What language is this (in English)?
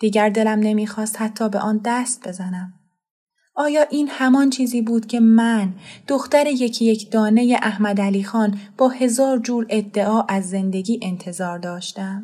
Persian